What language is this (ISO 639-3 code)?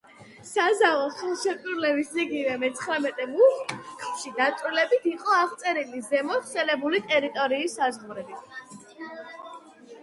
kat